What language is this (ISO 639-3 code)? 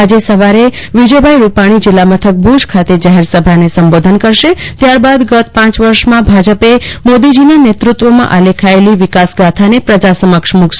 guj